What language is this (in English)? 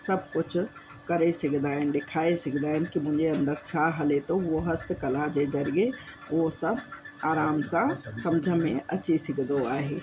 Sindhi